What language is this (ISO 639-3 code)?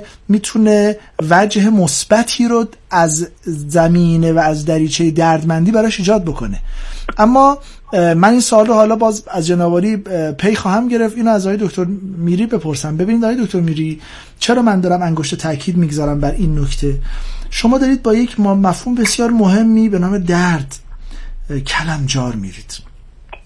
fas